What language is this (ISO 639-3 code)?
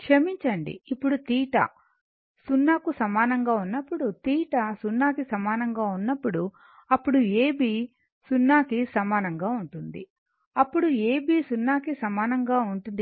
tel